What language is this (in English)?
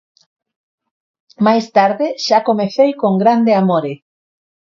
Galician